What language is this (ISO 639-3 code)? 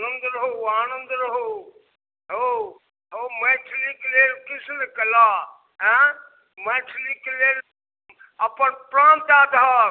mai